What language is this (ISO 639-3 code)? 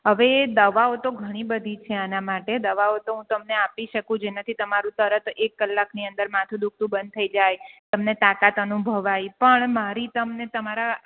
guj